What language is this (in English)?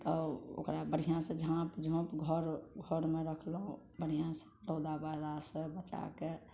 Maithili